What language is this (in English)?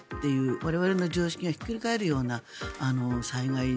Japanese